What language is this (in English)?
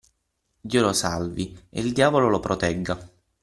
Italian